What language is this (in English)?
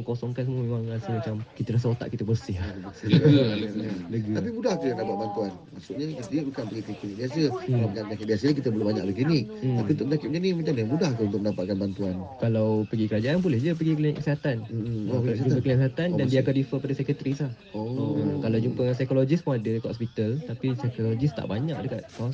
Malay